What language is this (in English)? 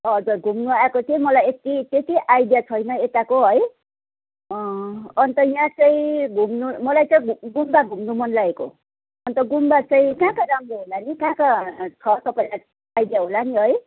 Nepali